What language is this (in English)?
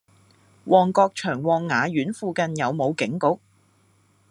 Cantonese